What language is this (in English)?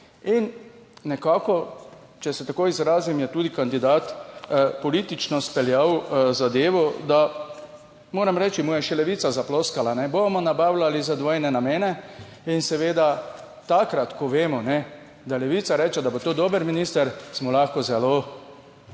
Slovenian